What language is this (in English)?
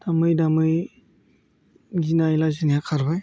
Bodo